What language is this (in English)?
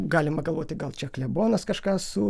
Lithuanian